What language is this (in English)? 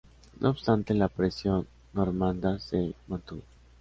Spanish